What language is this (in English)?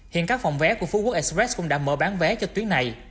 Vietnamese